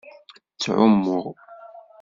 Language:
Kabyle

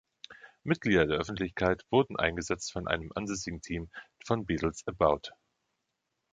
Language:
German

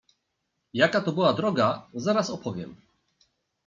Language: Polish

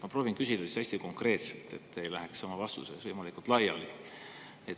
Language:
Estonian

